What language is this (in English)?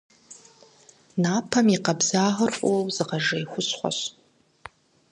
Kabardian